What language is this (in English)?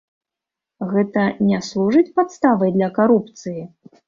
Belarusian